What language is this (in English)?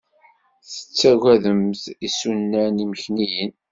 Kabyle